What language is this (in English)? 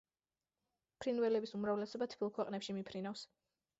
Georgian